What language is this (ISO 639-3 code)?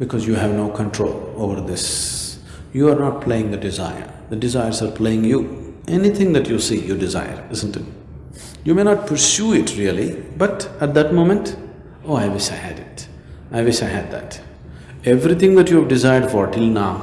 eng